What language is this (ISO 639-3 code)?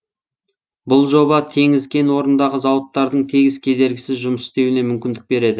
kaz